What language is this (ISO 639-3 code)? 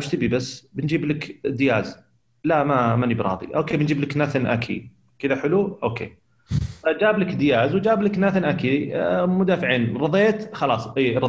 ara